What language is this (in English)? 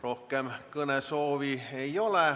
Estonian